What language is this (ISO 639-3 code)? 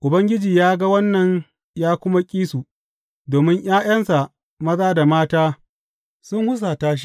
hau